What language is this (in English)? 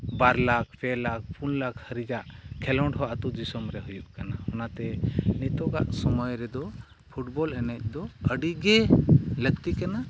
Santali